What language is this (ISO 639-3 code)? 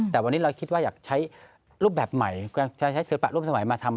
tha